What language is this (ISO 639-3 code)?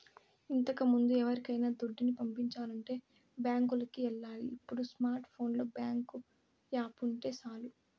tel